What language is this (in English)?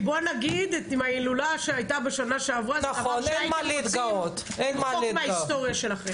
Hebrew